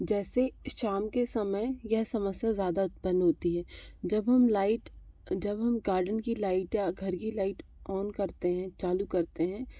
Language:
Hindi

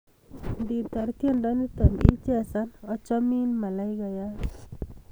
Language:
Kalenjin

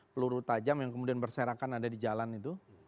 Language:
Indonesian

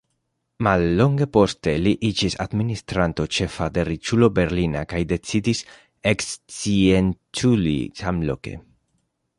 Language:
Esperanto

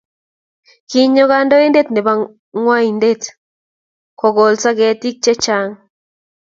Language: Kalenjin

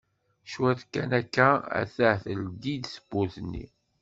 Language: Kabyle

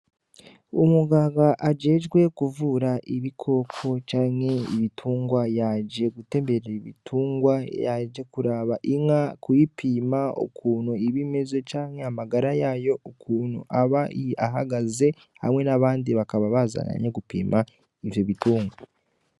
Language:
Rundi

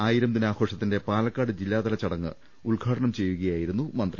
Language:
Malayalam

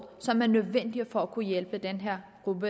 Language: Danish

